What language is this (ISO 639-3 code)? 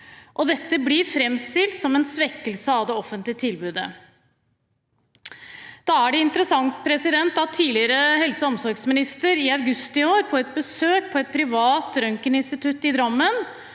nor